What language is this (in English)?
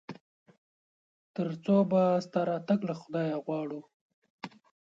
Pashto